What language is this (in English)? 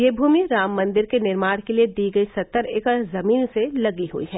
Hindi